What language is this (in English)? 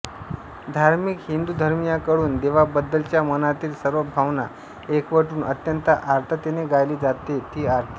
Marathi